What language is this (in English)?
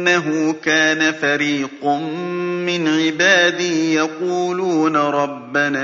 Arabic